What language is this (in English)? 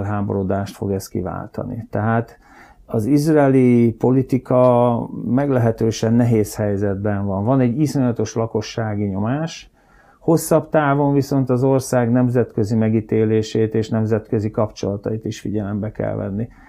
Hungarian